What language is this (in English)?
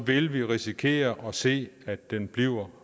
Danish